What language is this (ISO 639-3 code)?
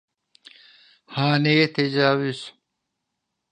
tur